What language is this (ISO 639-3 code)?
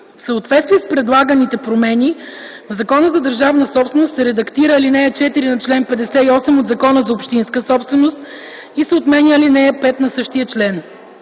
bul